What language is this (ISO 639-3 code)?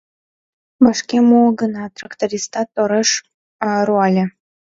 chm